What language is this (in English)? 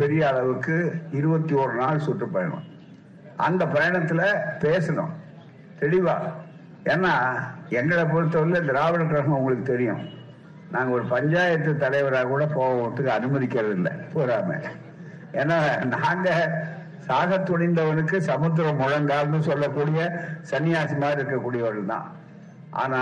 Tamil